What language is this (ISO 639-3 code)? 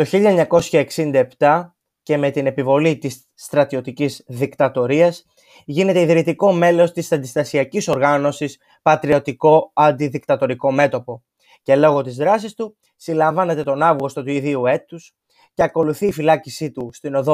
ell